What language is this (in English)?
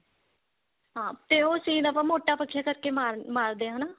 Punjabi